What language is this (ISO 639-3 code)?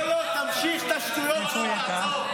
heb